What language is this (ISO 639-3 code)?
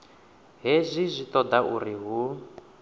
ven